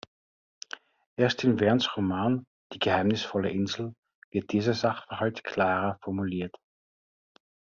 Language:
German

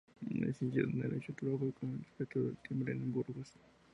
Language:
Spanish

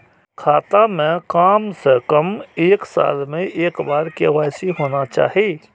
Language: Maithili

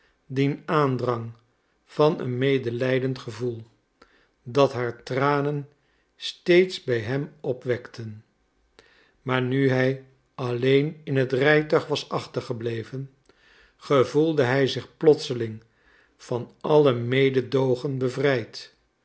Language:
Dutch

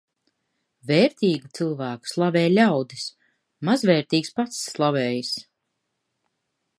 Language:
Latvian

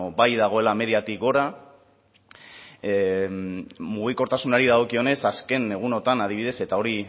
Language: Basque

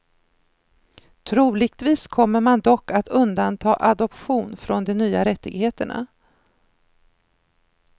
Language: Swedish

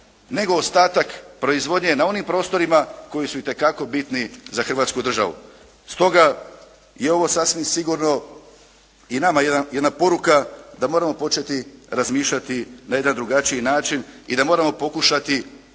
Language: Croatian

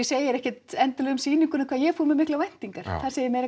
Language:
Icelandic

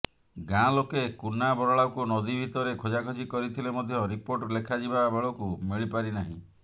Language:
Odia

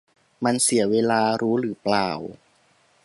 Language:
Thai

